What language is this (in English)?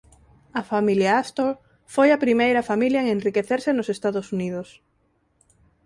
Galician